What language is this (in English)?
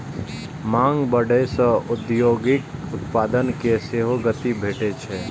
Maithili